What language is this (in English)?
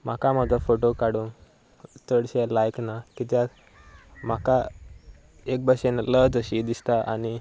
Konkani